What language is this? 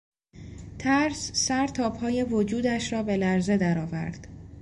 Persian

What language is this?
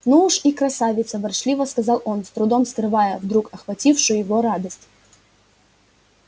Russian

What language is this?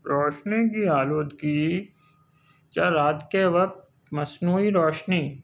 Urdu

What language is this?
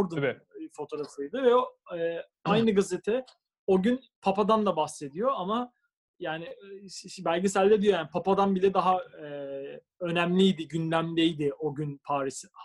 Turkish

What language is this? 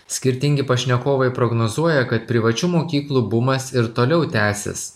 Lithuanian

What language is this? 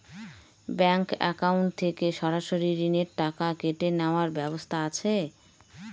Bangla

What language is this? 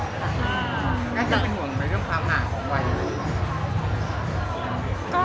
Thai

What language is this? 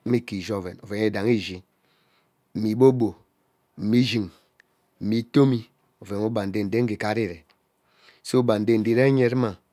Ubaghara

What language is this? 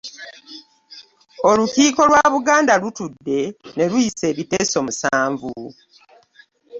Ganda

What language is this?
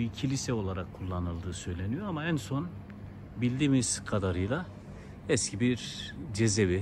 Turkish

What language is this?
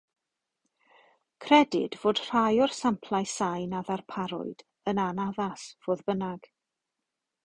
Welsh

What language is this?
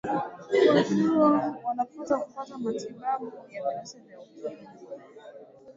Swahili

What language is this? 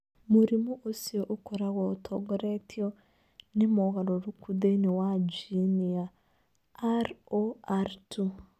Kikuyu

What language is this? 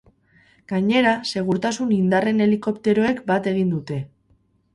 Basque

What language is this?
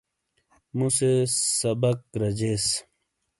Shina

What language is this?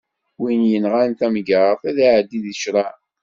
Kabyle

